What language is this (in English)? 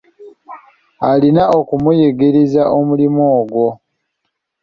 Ganda